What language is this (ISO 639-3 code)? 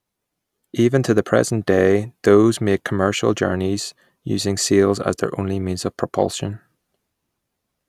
eng